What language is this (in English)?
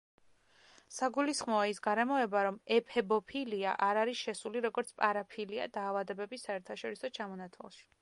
Georgian